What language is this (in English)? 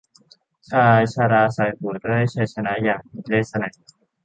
Thai